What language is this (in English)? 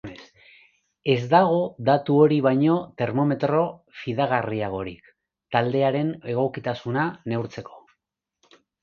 Basque